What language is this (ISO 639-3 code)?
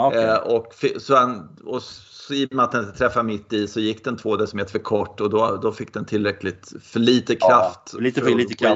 swe